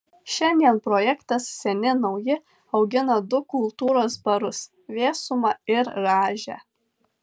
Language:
Lithuanian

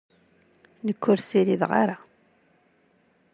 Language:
Kabyle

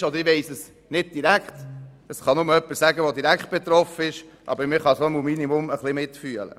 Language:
Swiss German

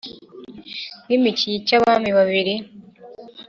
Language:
Kinyarwanda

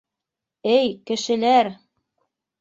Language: Bashkir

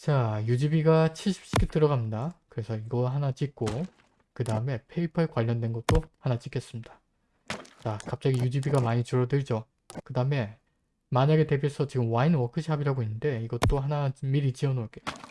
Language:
Korean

